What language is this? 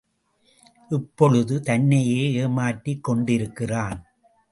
Tamil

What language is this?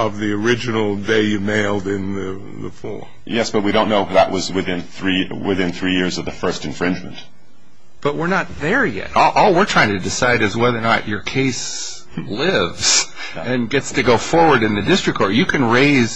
English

